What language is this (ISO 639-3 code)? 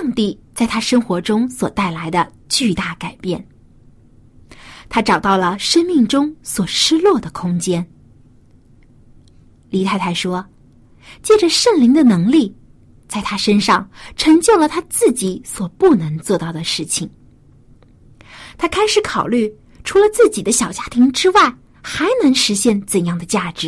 zho